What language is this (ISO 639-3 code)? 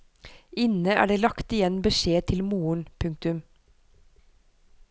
nor